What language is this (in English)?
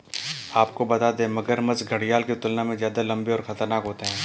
Hindi